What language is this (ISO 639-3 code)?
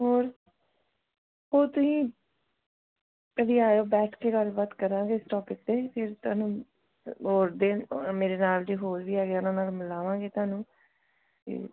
pan